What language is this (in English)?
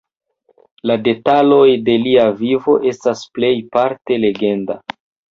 Esperanto